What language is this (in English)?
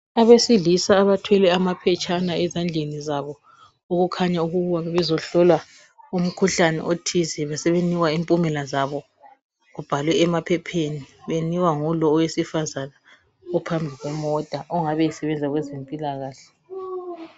North Ndebele